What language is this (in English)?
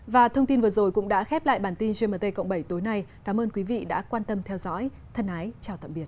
Vietnamese